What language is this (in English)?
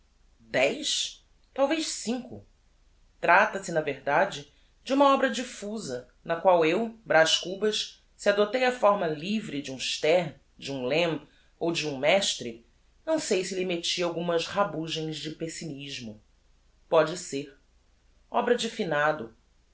Portuguese